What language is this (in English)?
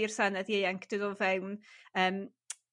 Welsh